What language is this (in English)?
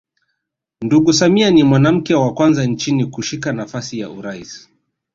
Swahili